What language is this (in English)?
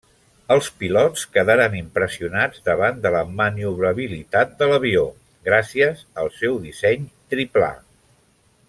Catalan